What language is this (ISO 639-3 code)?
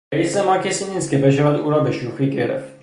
fas